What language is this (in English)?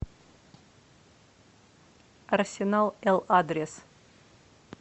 Russian